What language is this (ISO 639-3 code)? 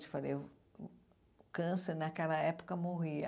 por